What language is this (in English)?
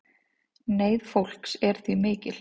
Icelandic